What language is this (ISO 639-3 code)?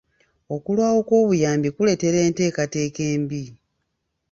lug